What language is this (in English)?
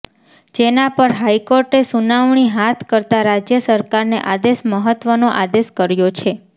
Gujarati